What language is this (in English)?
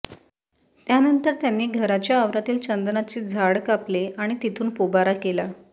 Marathi